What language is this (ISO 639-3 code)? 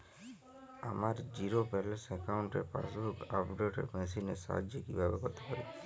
ben